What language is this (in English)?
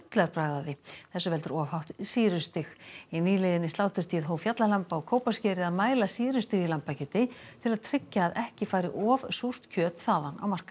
Icelandic